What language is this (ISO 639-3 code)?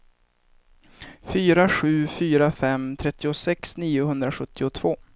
swe